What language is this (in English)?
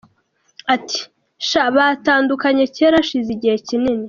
Kinyarwanda